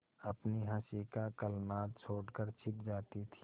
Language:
Hindi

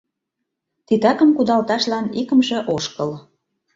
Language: Mari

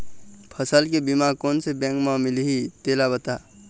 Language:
Chhattisgarhi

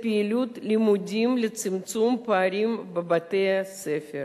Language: Hebrew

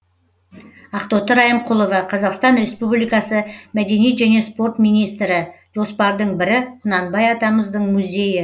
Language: Kazakh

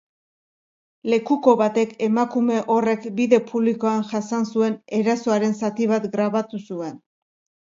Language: Basque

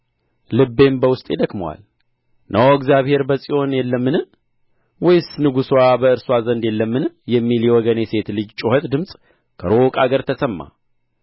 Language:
Amharic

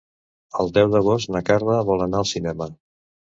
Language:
Catalan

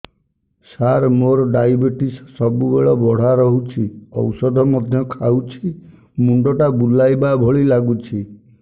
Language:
Odia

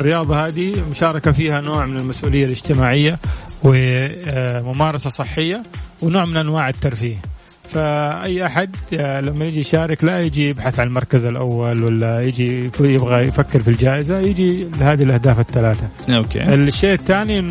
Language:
Arabic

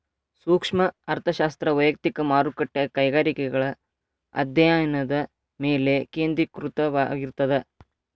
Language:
Kannada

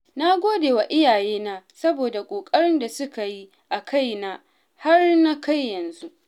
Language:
Hausa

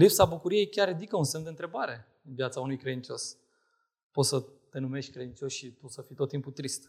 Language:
Romanian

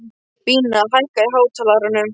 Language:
Icelandic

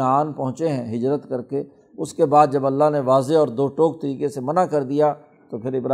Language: Urdu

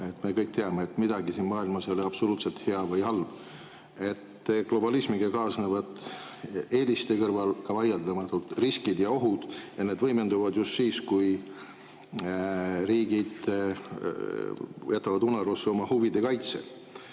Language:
Estonian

